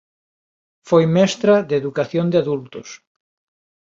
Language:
Galician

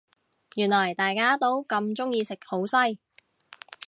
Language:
Cantonese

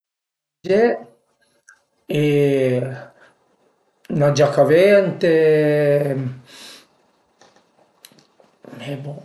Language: Piedmontese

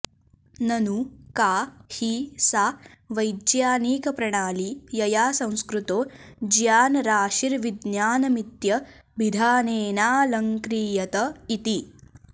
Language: Sanskrit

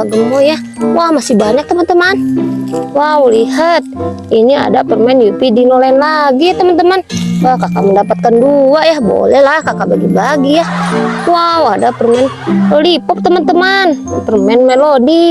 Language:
Indonesian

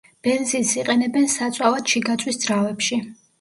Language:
Georgian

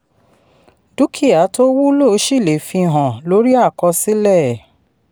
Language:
Yoruba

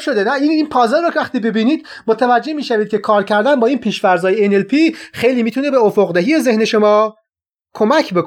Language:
Persian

